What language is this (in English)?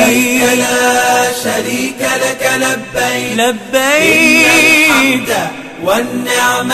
Arabic